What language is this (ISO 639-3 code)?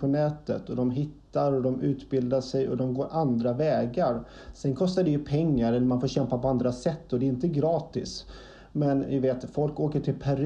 swe